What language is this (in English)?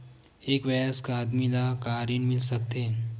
Chhattisgarhi